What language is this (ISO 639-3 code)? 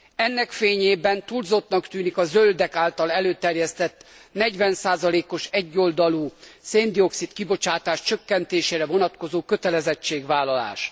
hun